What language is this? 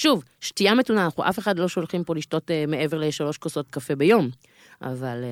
Hebrew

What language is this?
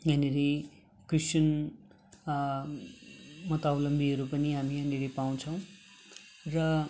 Nepali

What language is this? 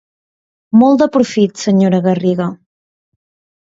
Catalan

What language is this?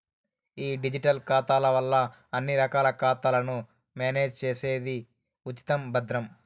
Telugu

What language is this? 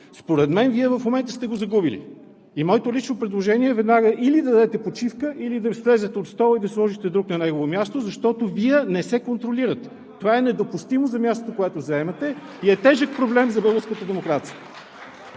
Bulgarian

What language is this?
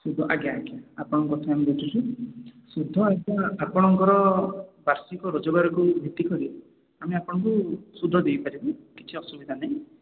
Odia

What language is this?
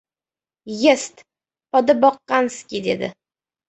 Uzbek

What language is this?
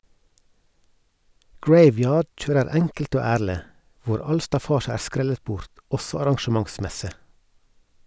Norwegian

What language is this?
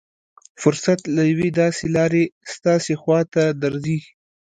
Pashto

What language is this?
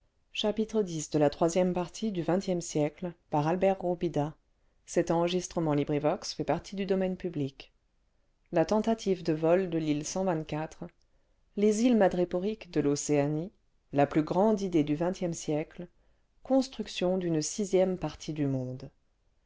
French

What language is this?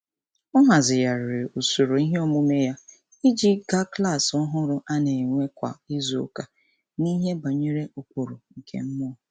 Igbo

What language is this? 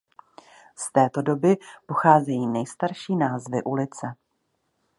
Czech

